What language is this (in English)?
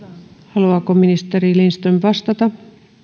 Finnish